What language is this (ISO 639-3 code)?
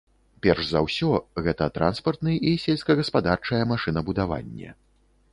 bel